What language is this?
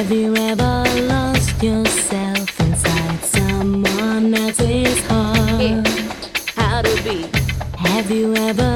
Japanese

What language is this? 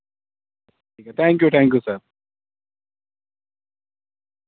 Urdu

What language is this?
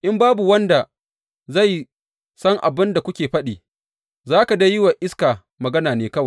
Hausa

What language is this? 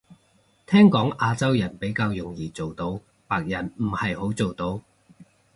Cantonese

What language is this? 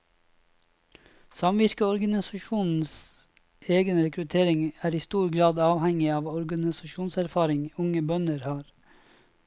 Norwegian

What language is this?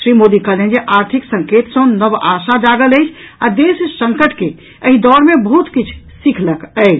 Maithili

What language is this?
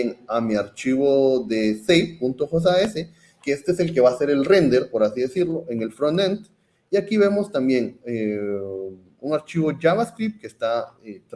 Spanish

